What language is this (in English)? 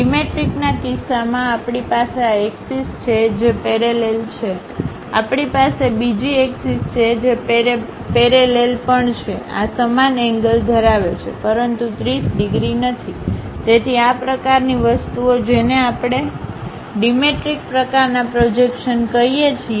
Gujarati